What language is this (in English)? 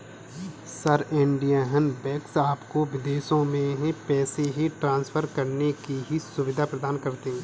Hindi